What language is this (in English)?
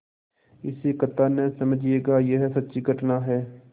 Hindi